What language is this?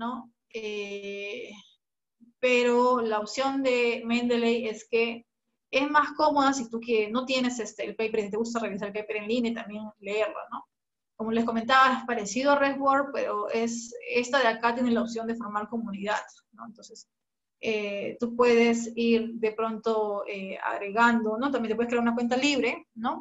Spanish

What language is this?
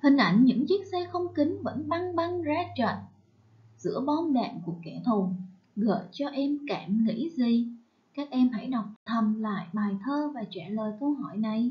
Vietnamese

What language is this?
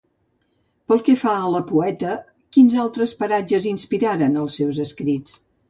Catalan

